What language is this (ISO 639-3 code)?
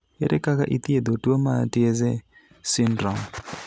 luo